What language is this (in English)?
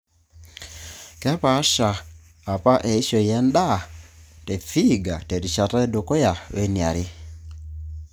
Masai